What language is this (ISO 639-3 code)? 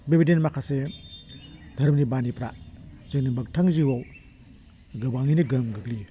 brx